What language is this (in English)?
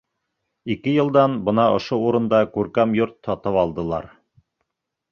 Bashkir